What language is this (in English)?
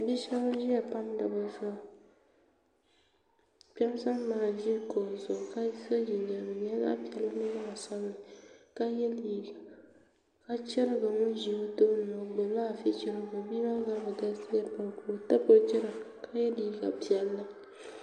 Dagbani